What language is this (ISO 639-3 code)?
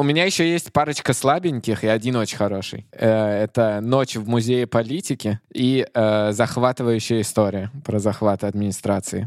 rus